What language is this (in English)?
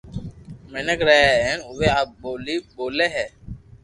Loarki